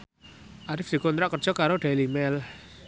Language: Javanese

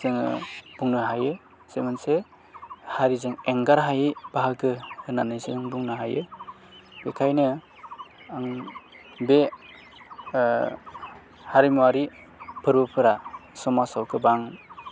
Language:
Bodo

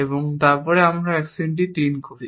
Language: Bangla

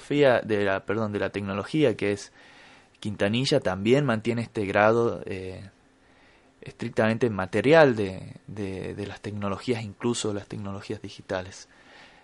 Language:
Spanish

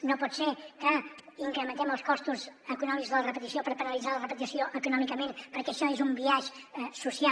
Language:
Catalan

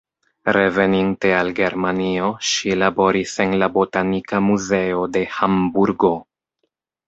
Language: Esperanto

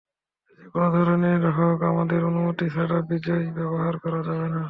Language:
Bangla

